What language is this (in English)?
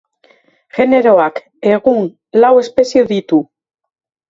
Basque